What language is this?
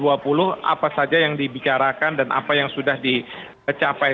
Indonesian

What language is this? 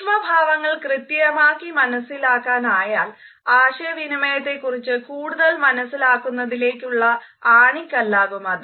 Malayalam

